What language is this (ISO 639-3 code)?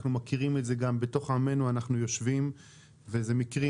heb